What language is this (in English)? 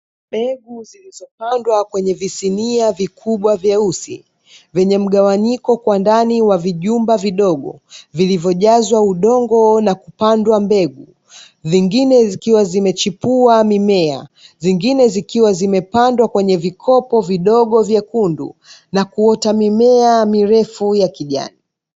Swahili